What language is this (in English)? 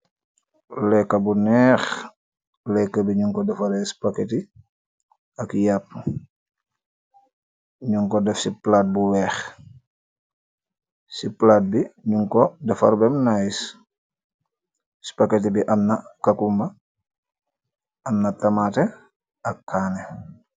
Wolof